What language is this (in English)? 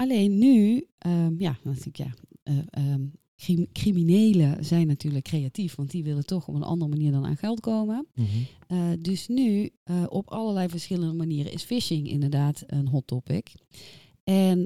Dutch